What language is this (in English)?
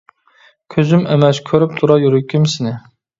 Uyghur